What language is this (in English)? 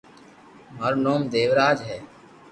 Loarki